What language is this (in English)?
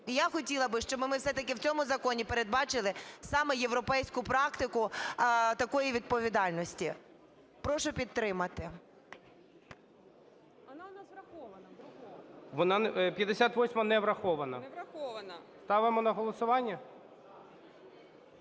Ukrainian